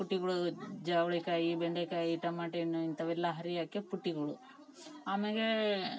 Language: Kannada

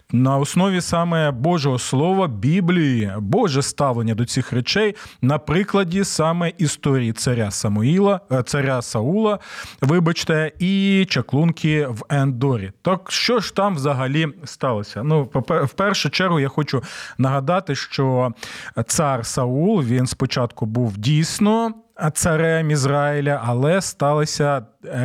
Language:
Ukrainian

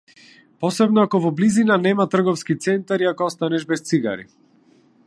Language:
Macedonian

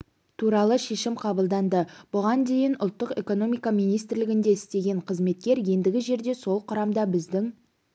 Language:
Kazakh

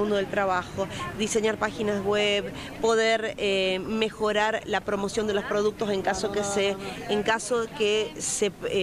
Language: Spanish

